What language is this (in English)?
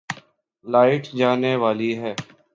Urdu